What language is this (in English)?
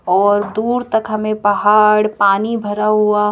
Hindi